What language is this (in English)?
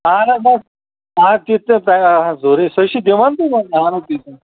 Kashmiri